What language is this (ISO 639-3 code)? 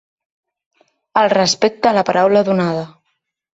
cat